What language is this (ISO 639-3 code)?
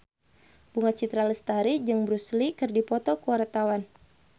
sun